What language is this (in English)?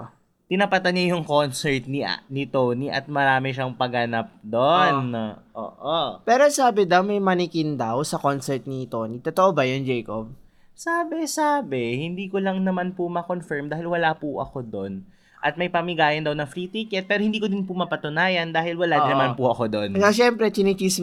Filipino